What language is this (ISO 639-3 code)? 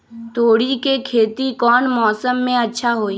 mag